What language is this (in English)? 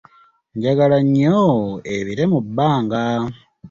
Ganda